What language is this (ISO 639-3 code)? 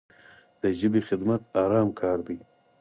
pus